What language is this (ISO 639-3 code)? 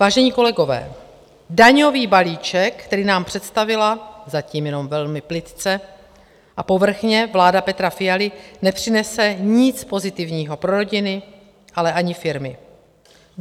ces